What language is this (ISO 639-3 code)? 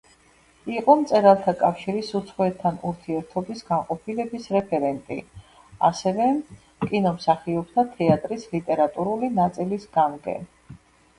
kat